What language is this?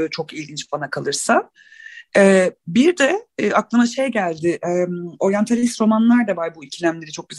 Turkish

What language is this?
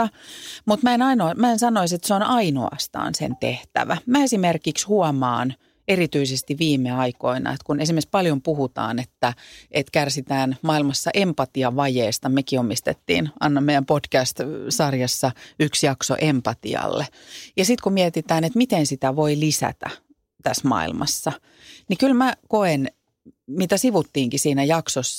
Finnish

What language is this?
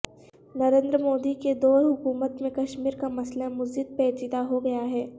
Urdu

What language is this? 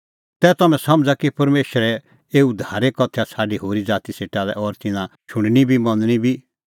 Kullu Pahari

